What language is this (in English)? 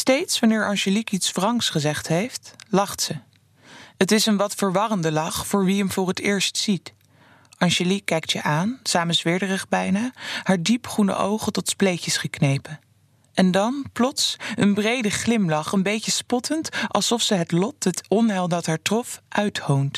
Dutch